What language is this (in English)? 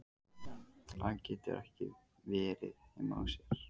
Icelandic